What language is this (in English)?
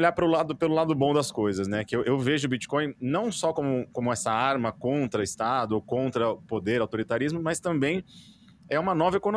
Portuguese